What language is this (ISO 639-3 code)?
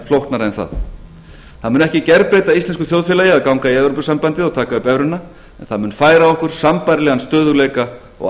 isl